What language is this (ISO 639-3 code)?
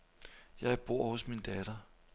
dan